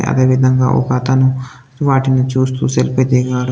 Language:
Telugu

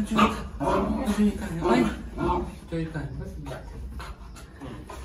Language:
Spanish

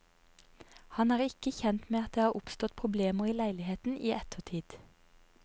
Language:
Norwegian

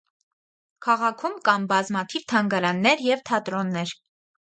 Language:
Armenian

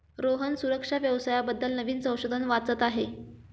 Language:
Marathi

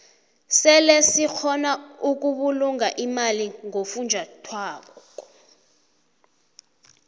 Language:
South Ndebele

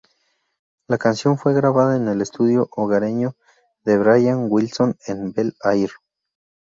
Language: Spanish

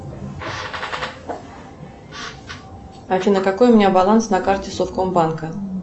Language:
Russian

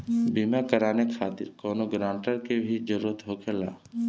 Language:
Bhojpuri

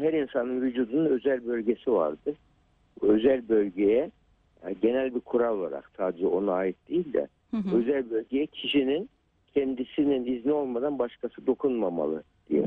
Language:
Turkish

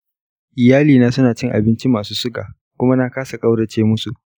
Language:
Hausa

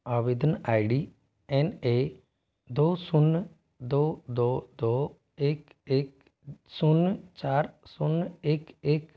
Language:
Hindi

